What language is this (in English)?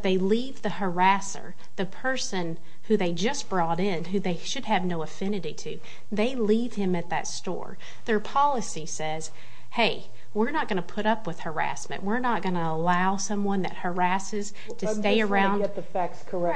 English